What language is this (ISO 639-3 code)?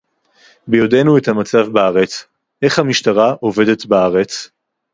heb